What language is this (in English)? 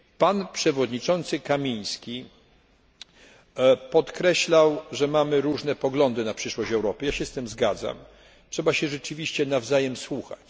Polish